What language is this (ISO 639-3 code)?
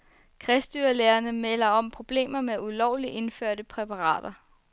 dan